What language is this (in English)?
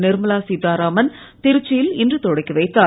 Tamil